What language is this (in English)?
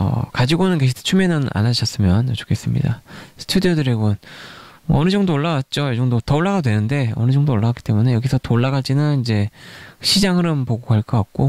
Korean